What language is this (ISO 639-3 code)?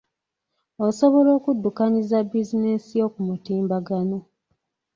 lug